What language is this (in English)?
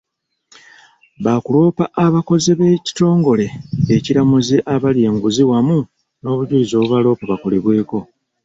Ganda